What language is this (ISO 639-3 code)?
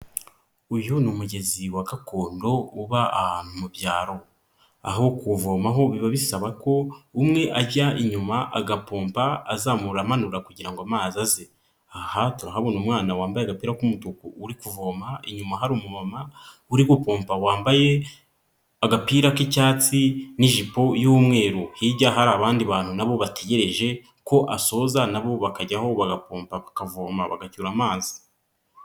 kin